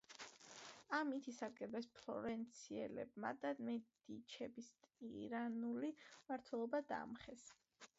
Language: Georgian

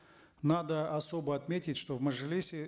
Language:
Kazakh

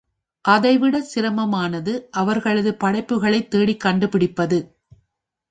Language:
Tamil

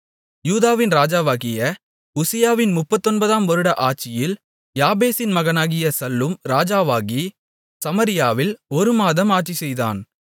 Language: Tamil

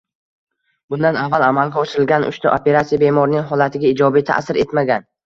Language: Uzbek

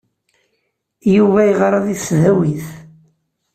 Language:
Kabyle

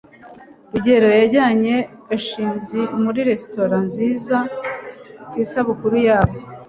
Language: Kinyarwanda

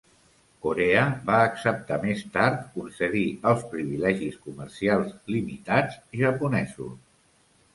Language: Catalan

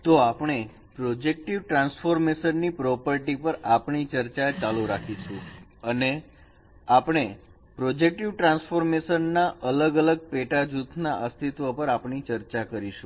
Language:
Gujarati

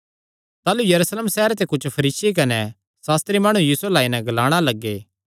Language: Kangri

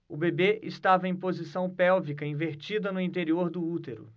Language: Portuguese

